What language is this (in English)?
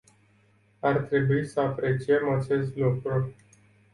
Romanian